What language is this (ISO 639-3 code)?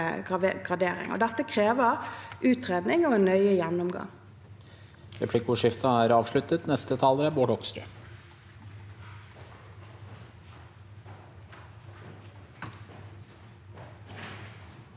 nor